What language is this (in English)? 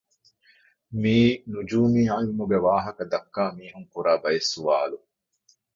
Divehi